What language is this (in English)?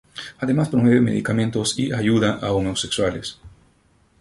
Spanish